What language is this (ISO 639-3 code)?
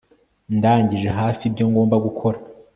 kin